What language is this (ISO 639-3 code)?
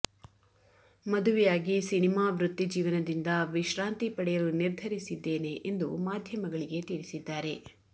kan